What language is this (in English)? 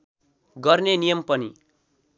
Nepali